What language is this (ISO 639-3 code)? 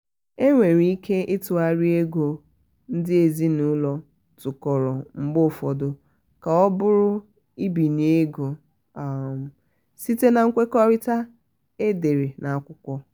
ibo